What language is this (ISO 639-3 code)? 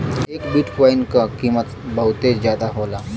bho